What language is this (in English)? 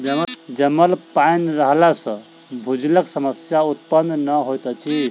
Maithili